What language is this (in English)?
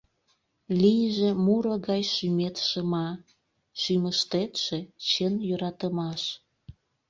Mari